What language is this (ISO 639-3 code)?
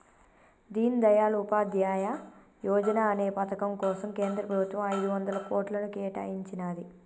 tel